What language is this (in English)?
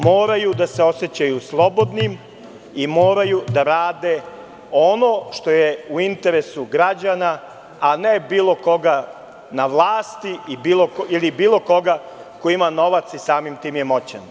Serbian